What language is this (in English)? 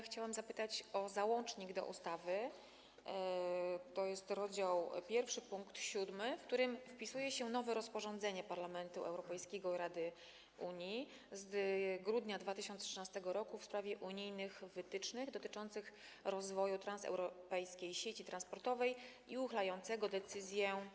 Polish